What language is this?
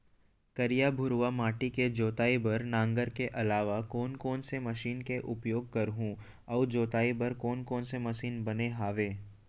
Chhattisgarhi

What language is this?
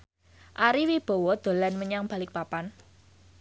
Javanese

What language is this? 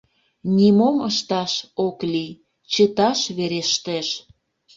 Mari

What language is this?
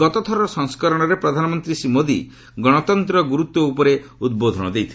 Odia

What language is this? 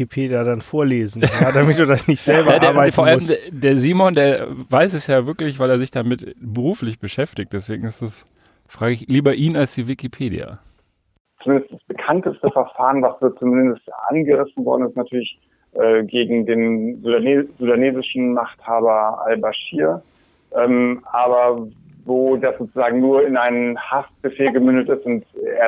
German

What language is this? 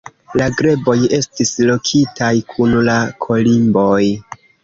Esperanto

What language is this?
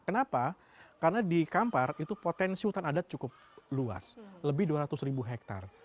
Indonesian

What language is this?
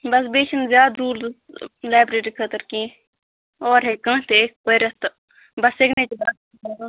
Kashmiri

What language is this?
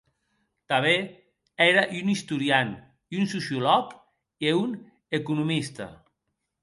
Occitan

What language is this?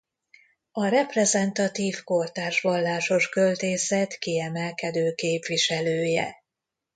Hungarian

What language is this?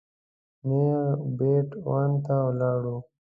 Pashto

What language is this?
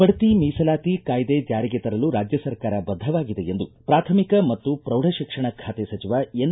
Kannada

